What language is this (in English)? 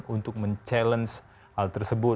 Indonesian